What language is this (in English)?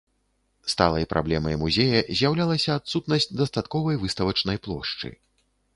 Belarusian